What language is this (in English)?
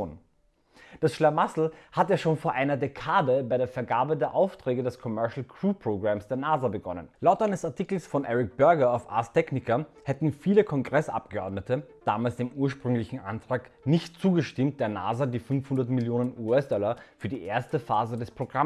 German